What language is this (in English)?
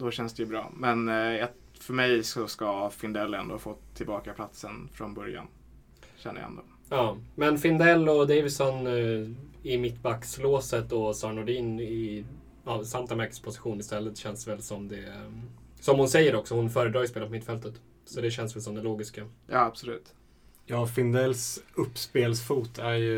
Swedish